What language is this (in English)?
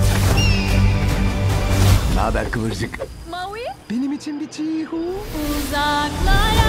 Turkish